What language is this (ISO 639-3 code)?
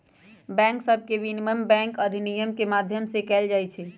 mag